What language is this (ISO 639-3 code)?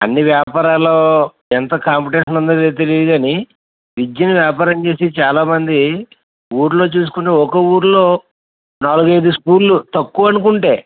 tel